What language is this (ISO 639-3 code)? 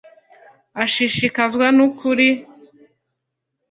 kin